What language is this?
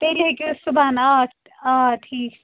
Kashmiri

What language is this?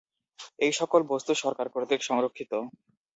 Bangla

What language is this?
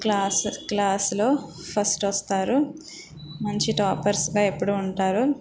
Telugu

